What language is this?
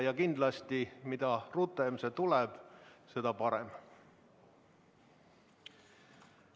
Estonian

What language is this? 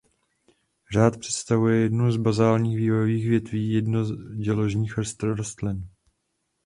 Czech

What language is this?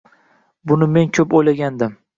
Uzbek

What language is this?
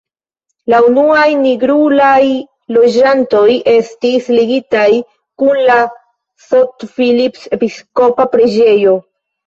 Esperanto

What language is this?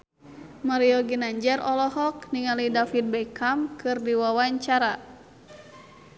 Sundanese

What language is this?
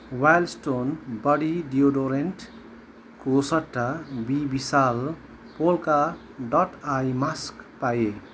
Nepali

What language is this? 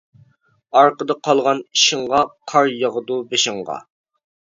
Uyghur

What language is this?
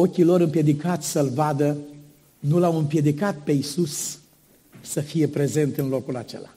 Romanian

